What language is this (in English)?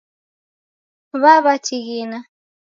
Taita